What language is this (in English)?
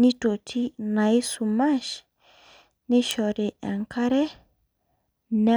Masai